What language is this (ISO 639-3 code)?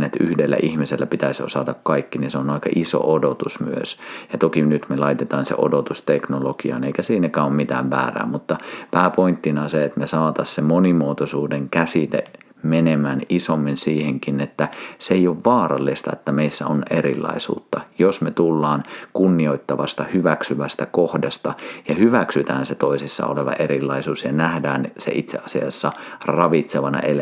fin